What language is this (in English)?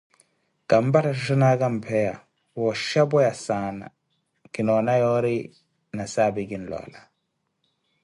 Koti